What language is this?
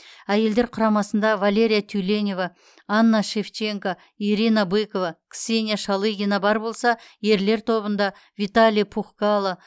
Kazakh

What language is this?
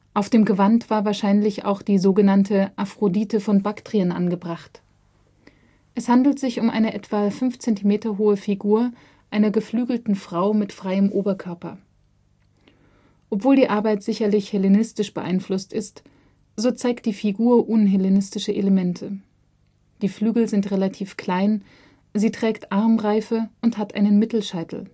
German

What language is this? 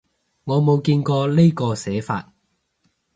Cantonese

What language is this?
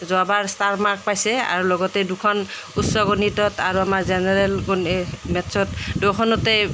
Assamese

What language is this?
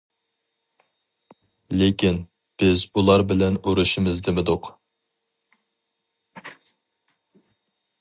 Uyghur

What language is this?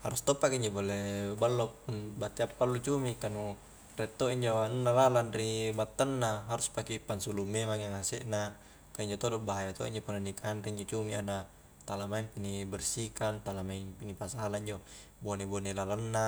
Highland Konjo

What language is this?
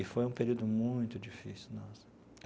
Portuguese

